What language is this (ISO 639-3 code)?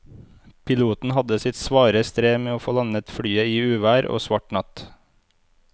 nor